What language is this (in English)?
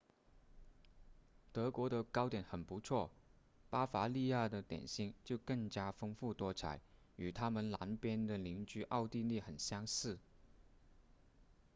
Chinese